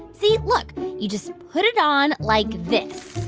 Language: English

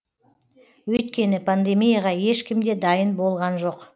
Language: Kazakh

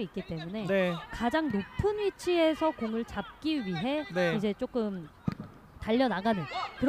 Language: Korean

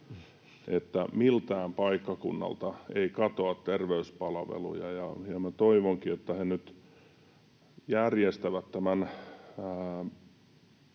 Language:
Finnish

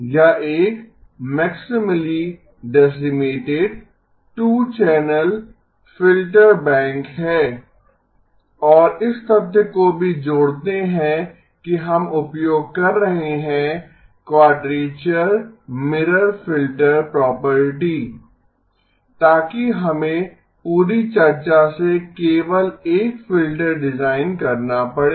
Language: Hindi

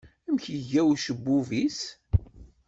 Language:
Kabyle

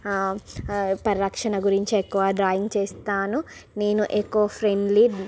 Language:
Telugu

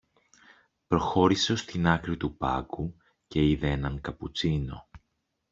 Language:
Greek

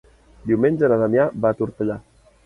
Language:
Catalan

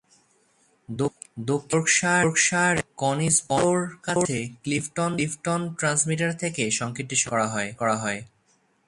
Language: Bangla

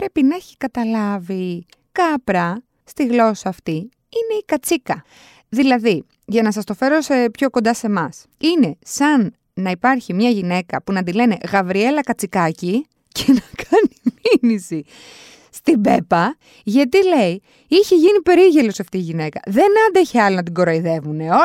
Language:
Greek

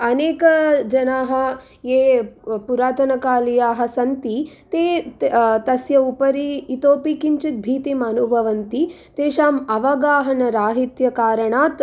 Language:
Sanskrit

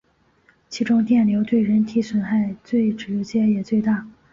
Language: Chinese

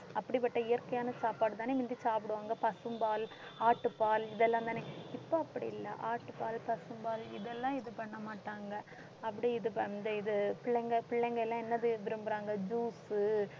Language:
Tamil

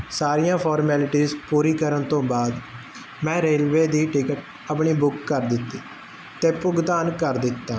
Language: Punjabi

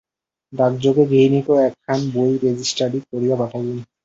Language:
Bangla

